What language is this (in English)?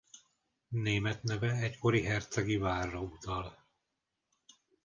Hungarian